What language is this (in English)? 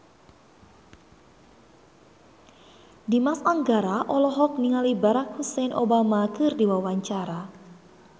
Sundanese